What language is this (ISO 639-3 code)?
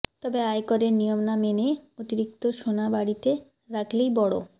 ben